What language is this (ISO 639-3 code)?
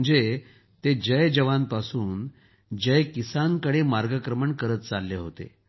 mar